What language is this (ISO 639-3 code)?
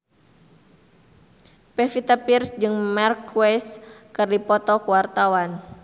sun